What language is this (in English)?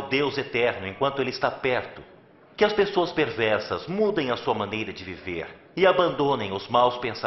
Portuguese